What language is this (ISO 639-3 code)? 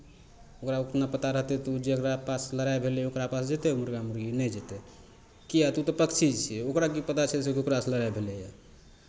mai